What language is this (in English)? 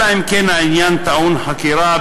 Hebrew